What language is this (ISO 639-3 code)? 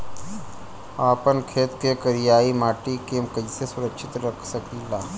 bho